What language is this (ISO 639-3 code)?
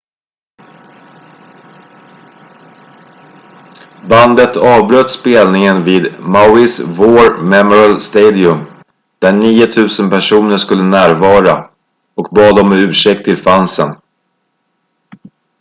swe